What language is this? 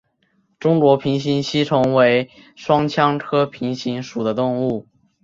Chinese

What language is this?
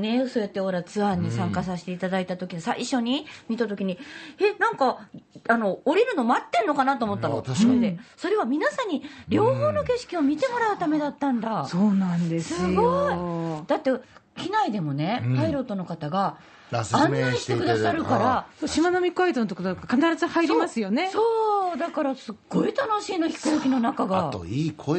Japanese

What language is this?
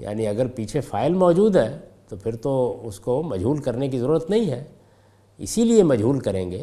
Urdu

